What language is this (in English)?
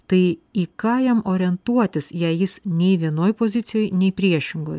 Lithuanian